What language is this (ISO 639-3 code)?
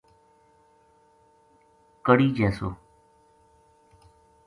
gju